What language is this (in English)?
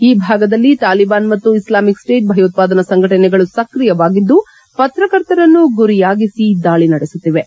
Kannada